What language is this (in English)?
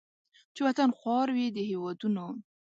Pashto